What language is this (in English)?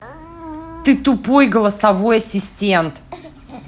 Russian